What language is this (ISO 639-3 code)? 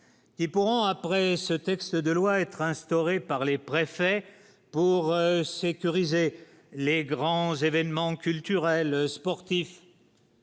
fra